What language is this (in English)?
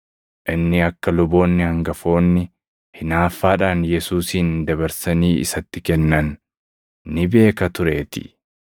Oromo